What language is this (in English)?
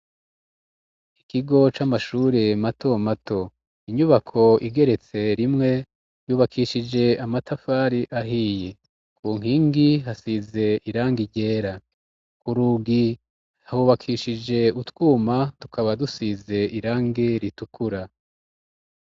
Rundi